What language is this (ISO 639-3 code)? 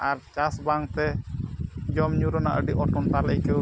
sat